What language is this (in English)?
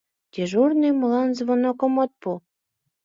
Mari